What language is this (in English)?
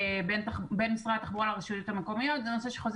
Hebrew